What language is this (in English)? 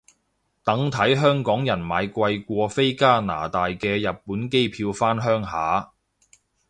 Cantonese